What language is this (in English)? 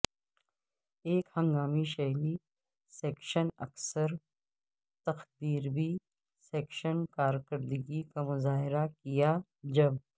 Urdu